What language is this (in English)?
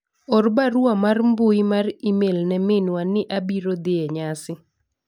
Luo (Kenya and Tanzania)